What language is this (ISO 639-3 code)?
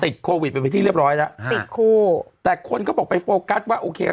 tha